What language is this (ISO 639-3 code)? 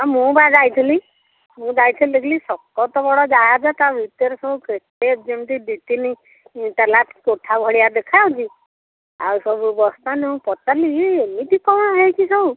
ori